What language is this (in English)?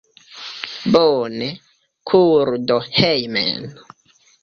Esperanto